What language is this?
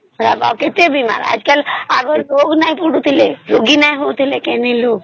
Odia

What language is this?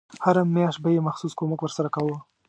Pashto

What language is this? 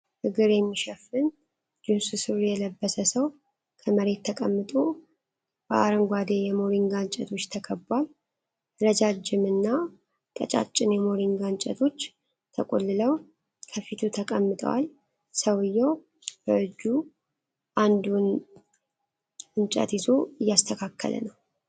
Amharic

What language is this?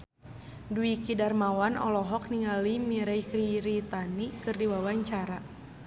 Sundanese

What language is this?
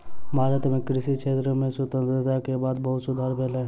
Maithili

